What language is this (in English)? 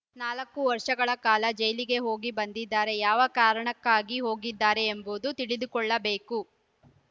Kannada